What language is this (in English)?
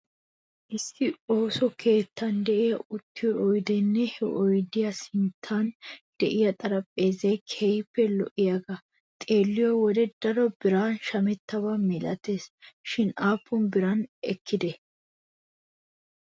Wolaytta